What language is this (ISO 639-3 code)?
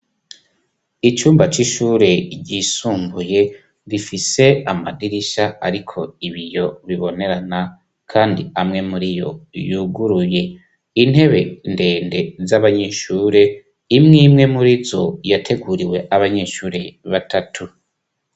run